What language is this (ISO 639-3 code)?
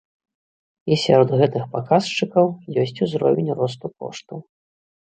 bel